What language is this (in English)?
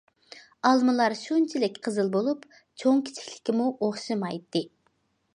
Uyghur